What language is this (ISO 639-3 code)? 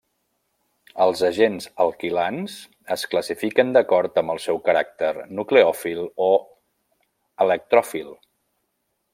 cat